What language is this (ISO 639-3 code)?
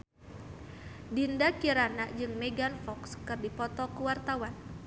sun